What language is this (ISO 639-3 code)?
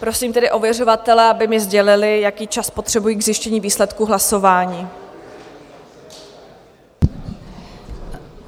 ces